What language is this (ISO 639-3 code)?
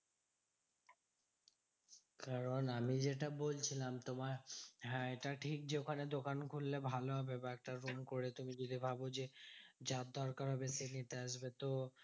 ben